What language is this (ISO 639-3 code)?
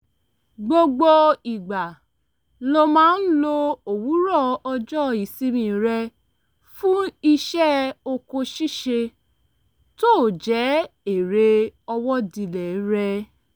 yor